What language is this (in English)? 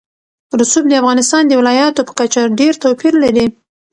Pashto